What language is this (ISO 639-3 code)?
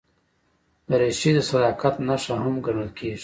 pus